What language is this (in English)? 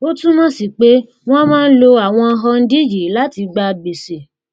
Yoruba